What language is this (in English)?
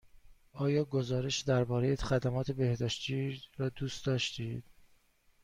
Persian